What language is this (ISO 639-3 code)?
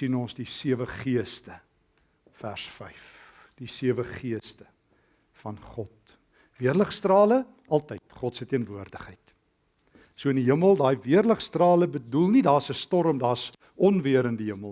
nld